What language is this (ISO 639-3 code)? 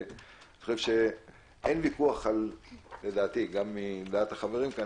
heb